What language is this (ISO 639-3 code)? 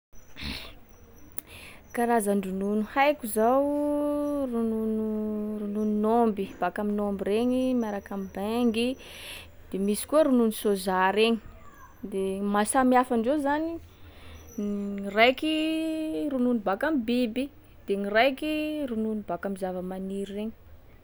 skg